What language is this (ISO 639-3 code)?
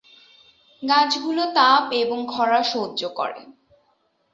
ben